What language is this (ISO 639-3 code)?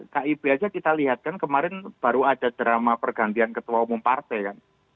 ind